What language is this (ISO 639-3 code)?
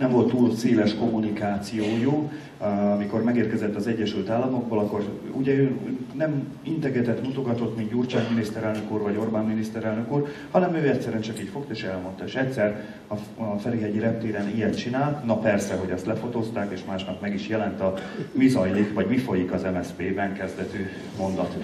hun